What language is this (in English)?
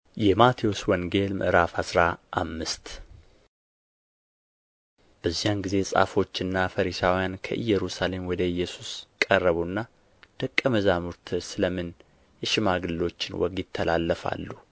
Amharic